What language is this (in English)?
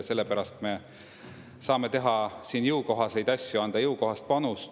Estonian